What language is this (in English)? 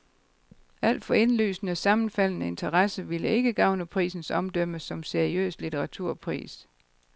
Danish